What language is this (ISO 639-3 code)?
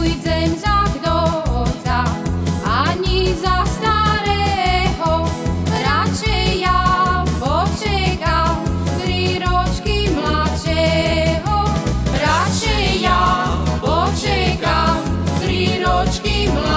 slk